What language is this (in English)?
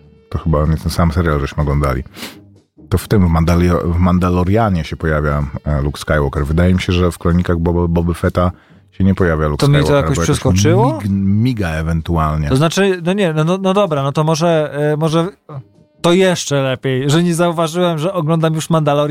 Polish